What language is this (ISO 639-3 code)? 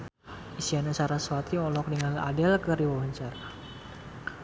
sun